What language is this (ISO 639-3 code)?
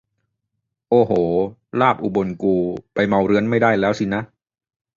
tha